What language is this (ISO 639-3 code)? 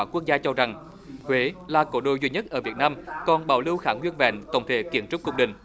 vie